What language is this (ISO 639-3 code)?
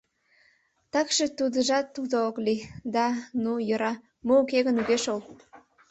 chm